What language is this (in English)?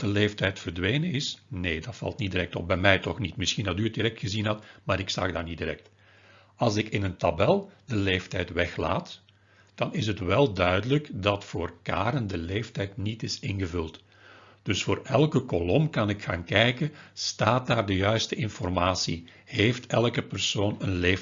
Dutch